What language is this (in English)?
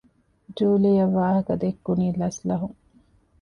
Divehi